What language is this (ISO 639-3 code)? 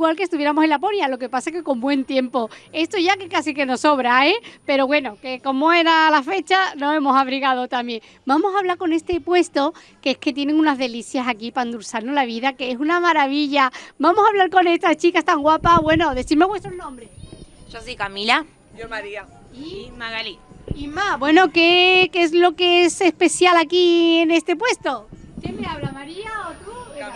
spa